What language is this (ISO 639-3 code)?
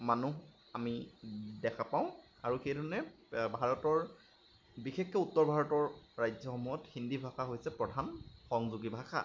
asm